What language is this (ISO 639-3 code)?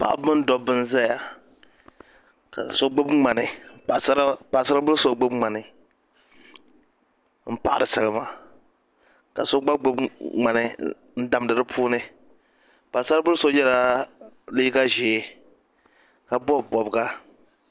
dag